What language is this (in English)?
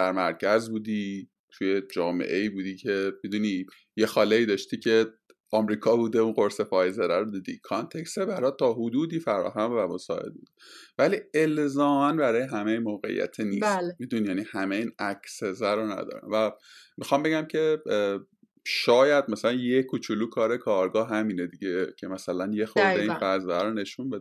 Persian